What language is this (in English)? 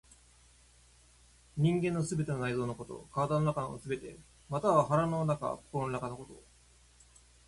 Japanese